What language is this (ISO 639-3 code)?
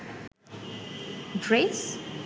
ben